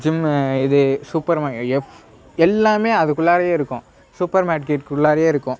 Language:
Tamil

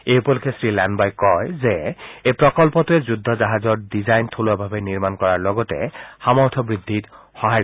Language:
Assamese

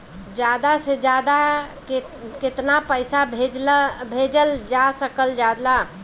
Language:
Bhojpuri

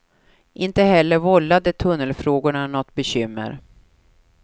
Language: Swedish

